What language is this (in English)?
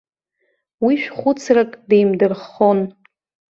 Abkhazian